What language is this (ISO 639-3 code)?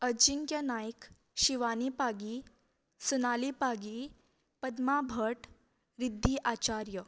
kok